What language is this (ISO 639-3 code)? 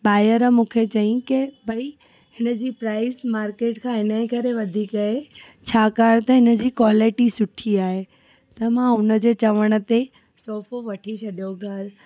snd